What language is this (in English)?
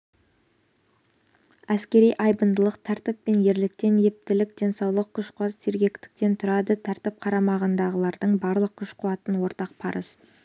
Kazakh